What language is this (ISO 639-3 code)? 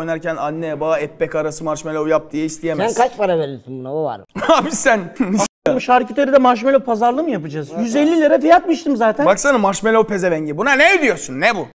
tur